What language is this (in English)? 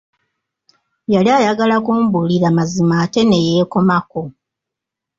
Ganda